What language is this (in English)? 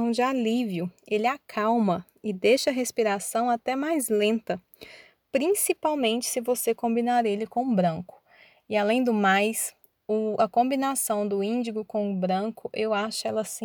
Portuguese